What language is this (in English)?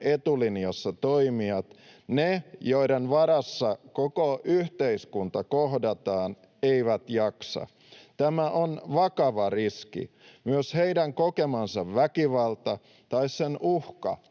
Finnish